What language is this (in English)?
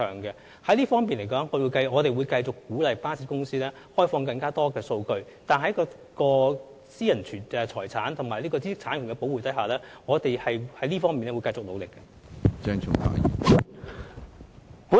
Cantonese